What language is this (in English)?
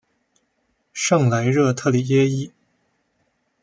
Chinese